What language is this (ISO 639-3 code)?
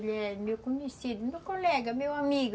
por